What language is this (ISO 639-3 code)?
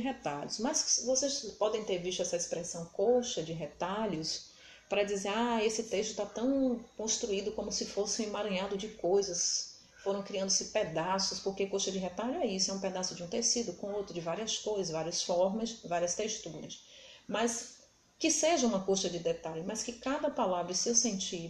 por